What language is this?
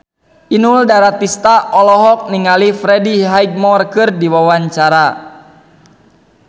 Sundanese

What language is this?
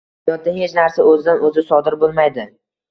Uzbek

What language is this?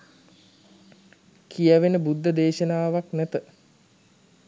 Sinhala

